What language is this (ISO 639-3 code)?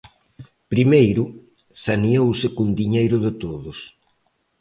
glg